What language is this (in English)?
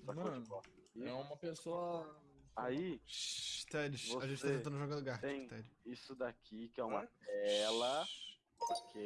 Portuguese